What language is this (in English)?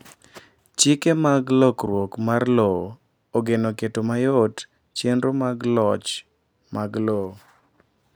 Luo (Kenya and Tanzania)